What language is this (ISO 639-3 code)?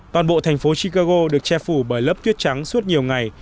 vie